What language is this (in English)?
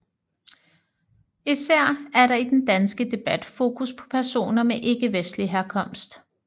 Danish